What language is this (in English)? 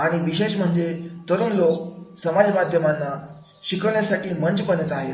Marathi